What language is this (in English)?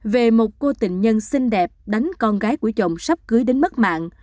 Vietnamese